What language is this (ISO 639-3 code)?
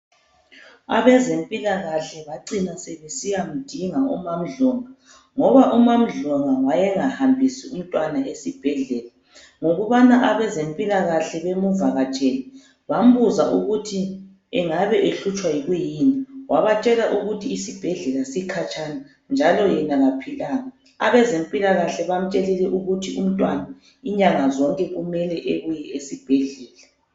nde